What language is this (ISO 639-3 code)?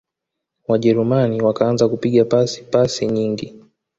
swa